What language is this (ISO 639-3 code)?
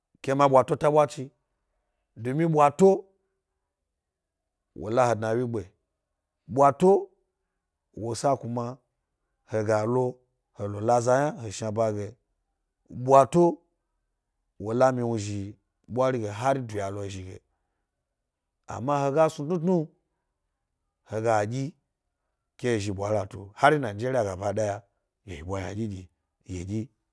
gby